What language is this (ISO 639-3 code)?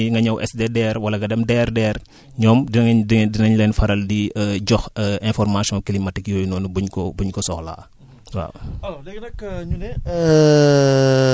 wol